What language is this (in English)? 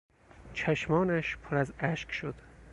Persian